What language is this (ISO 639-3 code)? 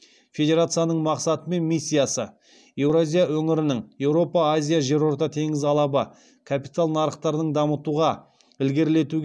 kaz